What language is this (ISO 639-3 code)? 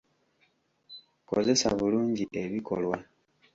lug